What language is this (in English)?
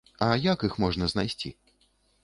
Belarusian